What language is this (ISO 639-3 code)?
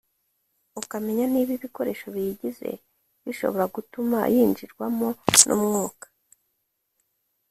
kin